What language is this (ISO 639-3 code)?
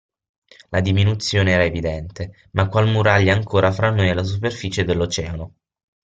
ita